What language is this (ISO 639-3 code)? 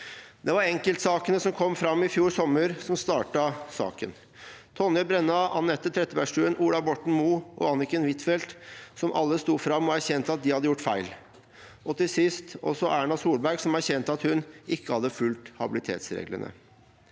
nor